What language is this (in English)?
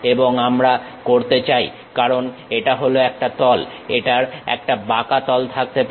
Bangla